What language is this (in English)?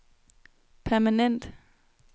Danish